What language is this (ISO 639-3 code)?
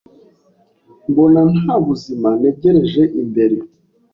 kin